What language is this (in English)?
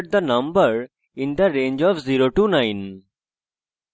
Bangla